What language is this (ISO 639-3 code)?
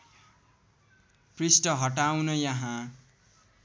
nep